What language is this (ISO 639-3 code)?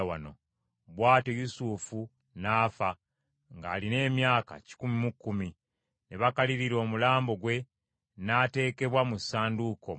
lug